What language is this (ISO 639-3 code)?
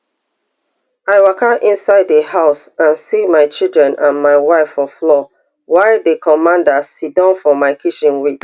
pcm